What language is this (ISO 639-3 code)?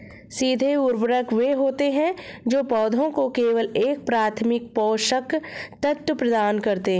hin